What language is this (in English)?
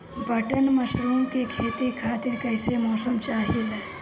Bhojpuri